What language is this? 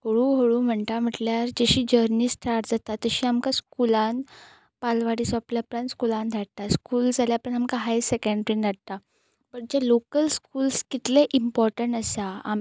Konkani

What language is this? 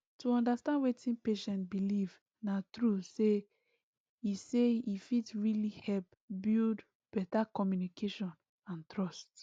Nigerian Pidgin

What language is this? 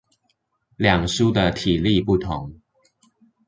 Chinese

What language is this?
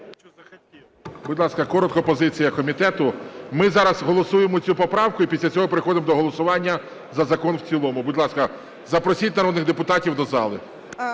Ukrainian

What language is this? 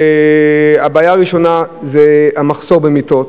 Hebrew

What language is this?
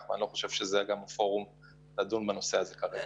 Hebrew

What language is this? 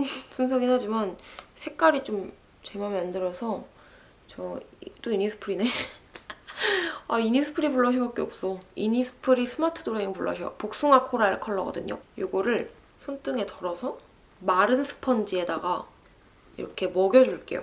Korean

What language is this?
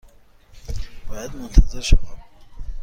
Persian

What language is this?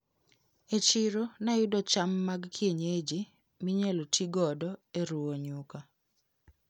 Luo (Kenya and Tanzania)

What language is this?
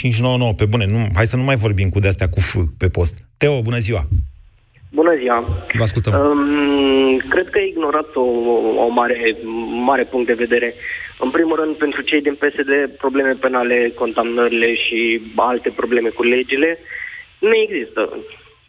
Romanian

